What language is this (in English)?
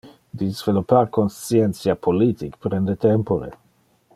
Interlingua